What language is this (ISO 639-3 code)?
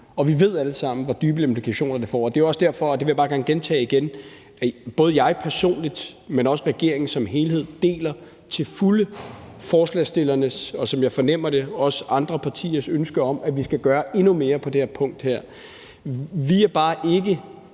dan